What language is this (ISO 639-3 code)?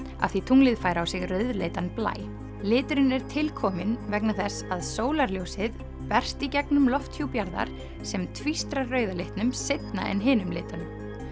isl